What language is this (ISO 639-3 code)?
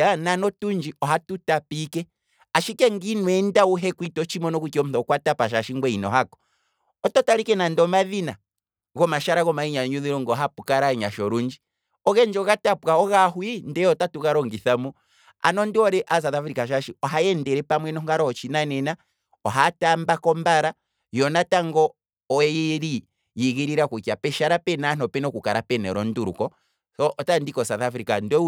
kwm